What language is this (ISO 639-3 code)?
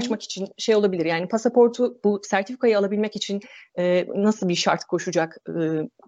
tur